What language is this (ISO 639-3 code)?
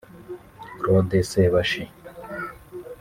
kin